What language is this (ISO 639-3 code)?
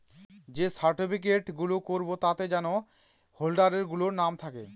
ben